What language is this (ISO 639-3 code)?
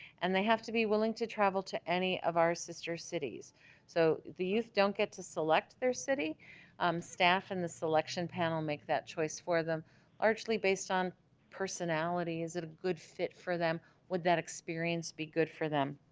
eng